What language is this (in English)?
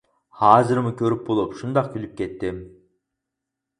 Uyghur